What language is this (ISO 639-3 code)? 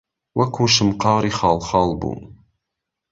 ckb